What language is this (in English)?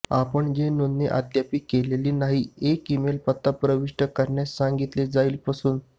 Marathi